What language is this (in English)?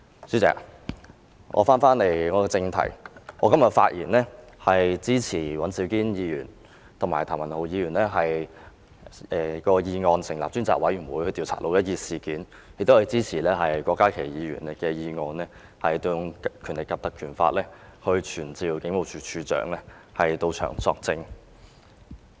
Cantonese